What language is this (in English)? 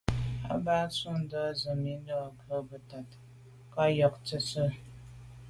Medumba